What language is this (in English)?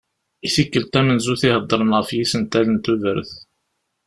Kabyle